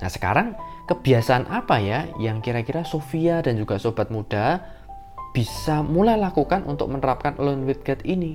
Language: Indonesian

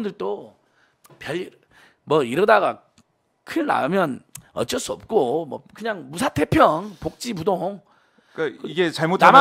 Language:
Korean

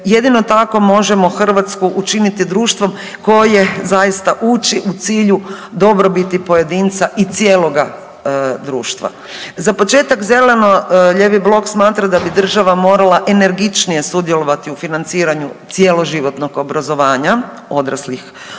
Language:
Croatian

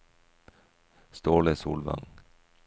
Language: Norwegian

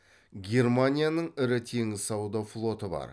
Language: Kazakh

